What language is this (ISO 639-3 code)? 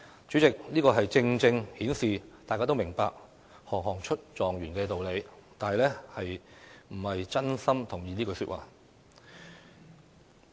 yue